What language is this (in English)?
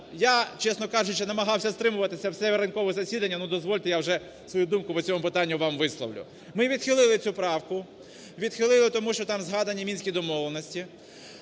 Ukrainian